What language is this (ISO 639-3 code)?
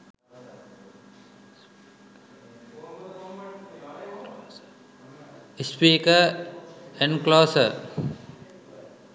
sin